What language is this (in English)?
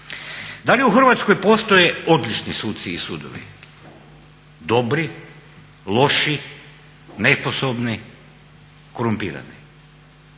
Croatian